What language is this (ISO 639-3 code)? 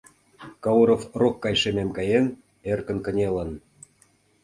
chm